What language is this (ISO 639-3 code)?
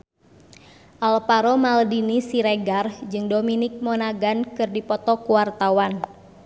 sun